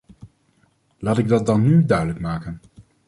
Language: Dutch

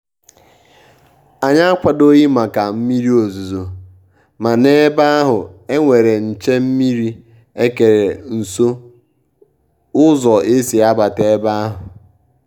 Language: Igbo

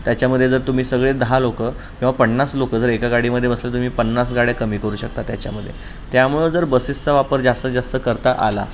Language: Marathi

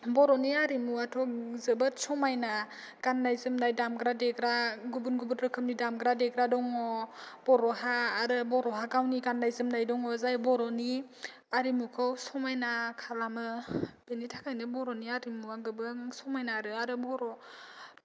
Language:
Bodo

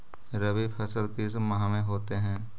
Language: Magahi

